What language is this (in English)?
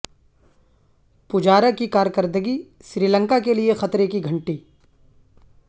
Urdu